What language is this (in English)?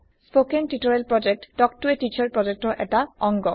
Assamese